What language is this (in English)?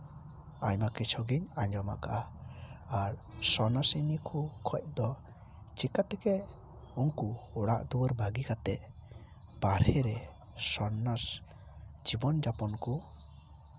Santali